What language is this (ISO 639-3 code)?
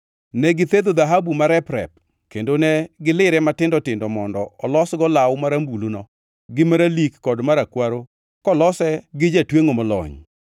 luo